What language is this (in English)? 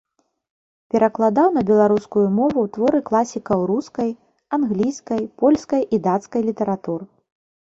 Belarusian